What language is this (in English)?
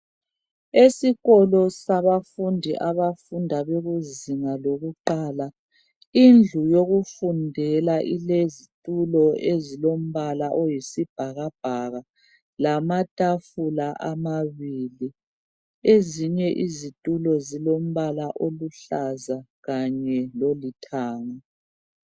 North Ndebele